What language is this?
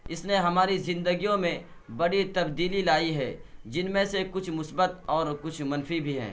Urdu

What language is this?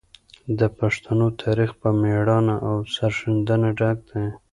Pashto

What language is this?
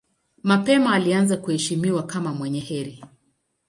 Swahili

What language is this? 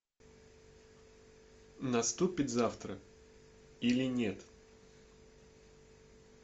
Russian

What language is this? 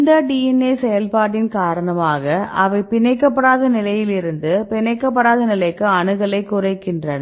Tamil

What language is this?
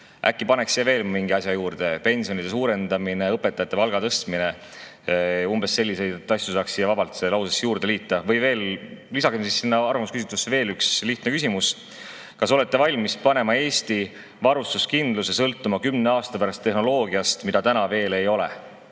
Estonian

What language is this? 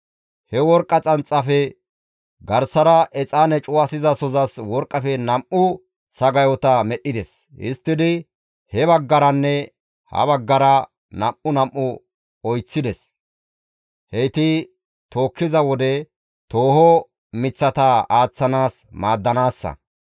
Gamo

